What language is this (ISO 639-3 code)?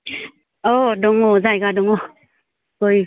brx